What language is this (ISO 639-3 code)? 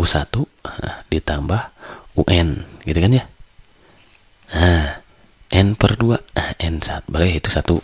ind